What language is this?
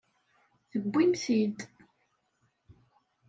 Kabyle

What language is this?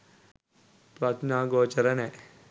Sinhala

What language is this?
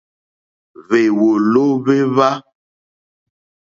Mokpwe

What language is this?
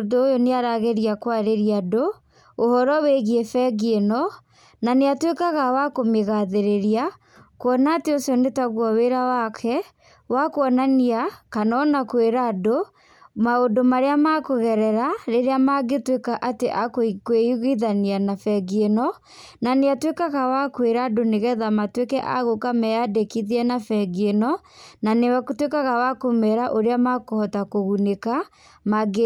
Kikuyu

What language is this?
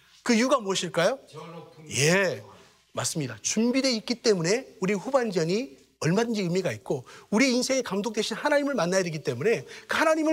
Korean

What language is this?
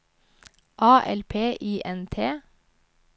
Norwegian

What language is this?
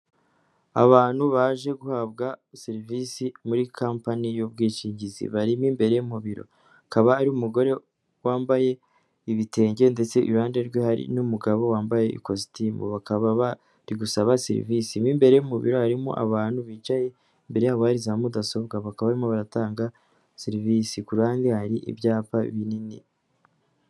Kinyarwanda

